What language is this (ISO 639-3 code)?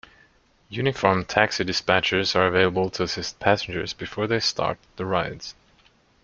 eng